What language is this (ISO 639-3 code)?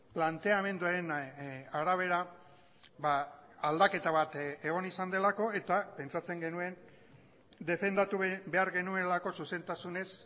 eus